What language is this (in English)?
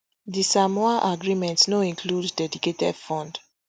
Nigerian Pidgin